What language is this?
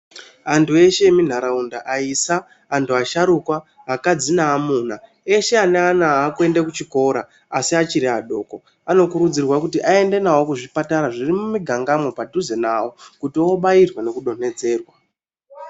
Ndau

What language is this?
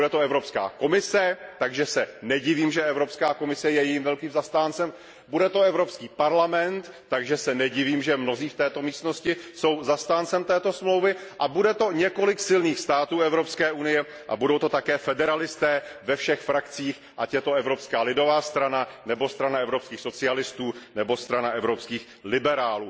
Czech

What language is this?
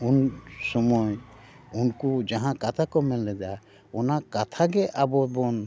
Santali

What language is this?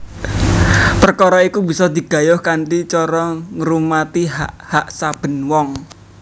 Javanese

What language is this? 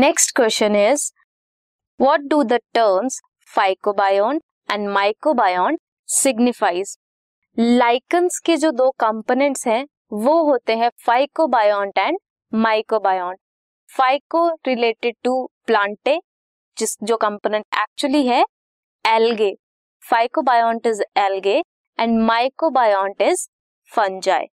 Hindi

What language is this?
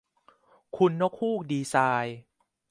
Thai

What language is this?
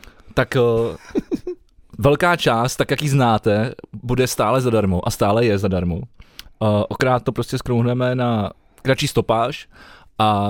Czech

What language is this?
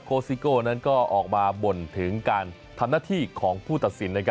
Thai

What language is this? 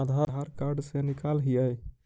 Magahi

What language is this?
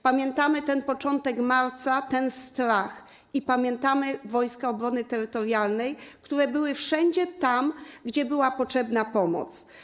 Polish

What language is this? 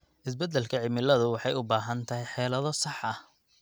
Somali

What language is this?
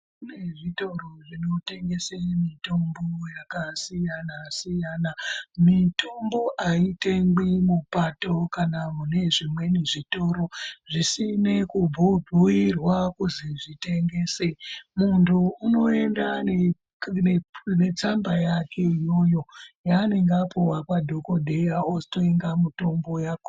Ndau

